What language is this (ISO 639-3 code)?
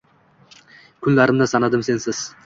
uzb